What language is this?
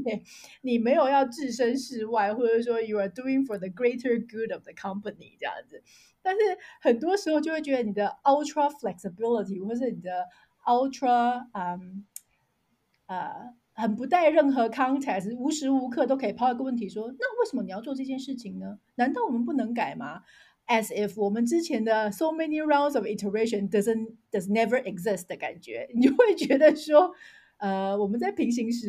Chinese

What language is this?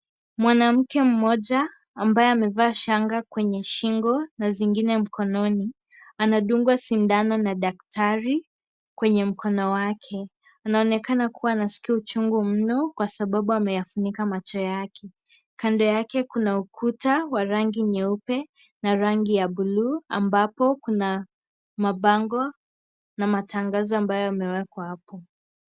Swahili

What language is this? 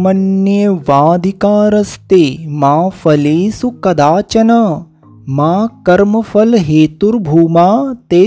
Hindi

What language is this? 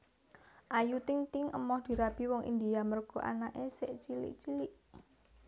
Javanese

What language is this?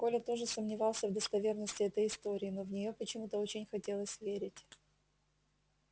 Russian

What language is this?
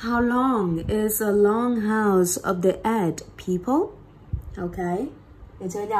Vietnamese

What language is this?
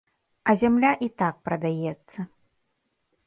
Belarusian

